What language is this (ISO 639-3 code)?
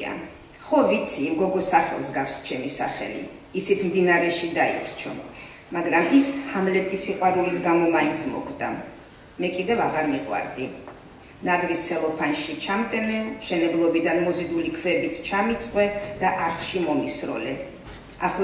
ron